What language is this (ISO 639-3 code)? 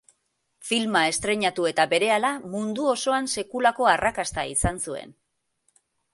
eus